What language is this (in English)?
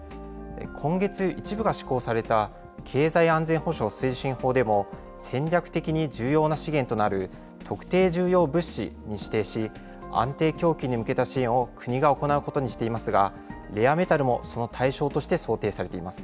Japanese